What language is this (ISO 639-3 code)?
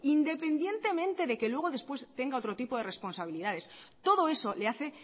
spa